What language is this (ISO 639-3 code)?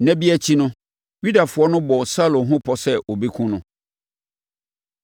aka